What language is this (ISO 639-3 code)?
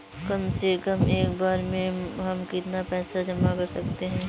hin